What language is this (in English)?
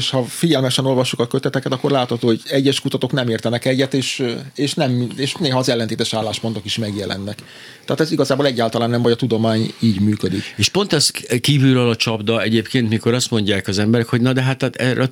Hungarian